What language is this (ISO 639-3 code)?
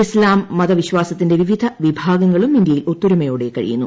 mal